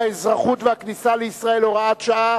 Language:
Hebrew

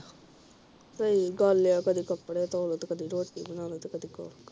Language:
Punjabi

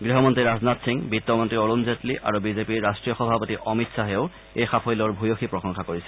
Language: Assamese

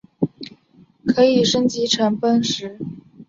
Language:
Chinese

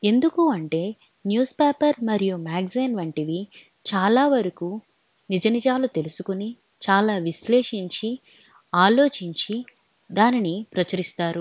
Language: Telugu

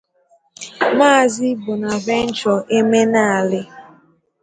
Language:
Igbo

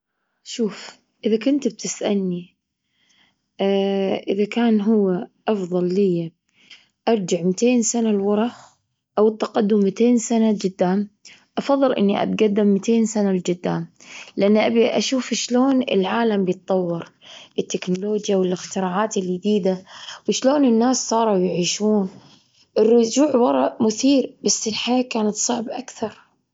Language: Gulf Arabic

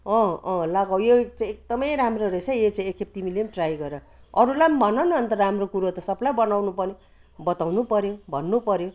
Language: Nepali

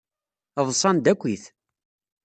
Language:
Kabyle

